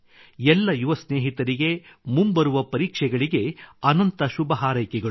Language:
Kannada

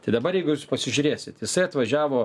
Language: Lithuanian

